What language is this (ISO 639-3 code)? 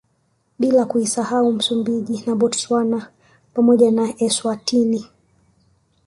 swa